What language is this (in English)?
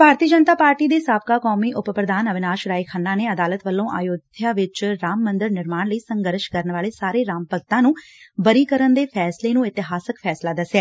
Punjabi